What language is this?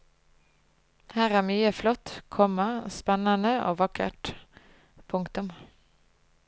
Norwegian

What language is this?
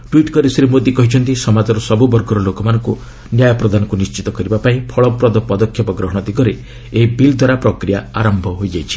Odia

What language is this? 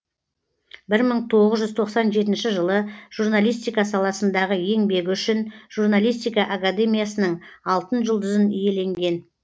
Kazakh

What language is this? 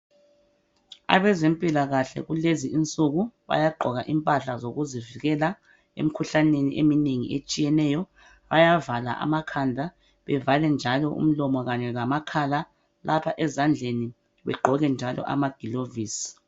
North Ndebele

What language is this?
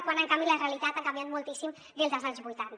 Catalan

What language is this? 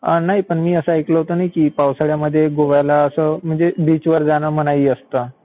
Marathi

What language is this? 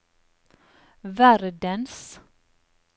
Norwegian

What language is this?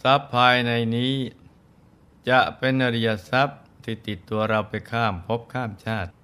Thai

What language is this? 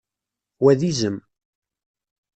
Kabyle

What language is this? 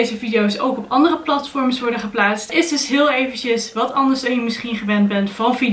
Dutch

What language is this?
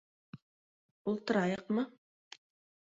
Bashkir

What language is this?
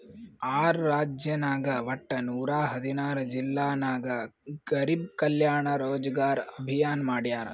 Kannada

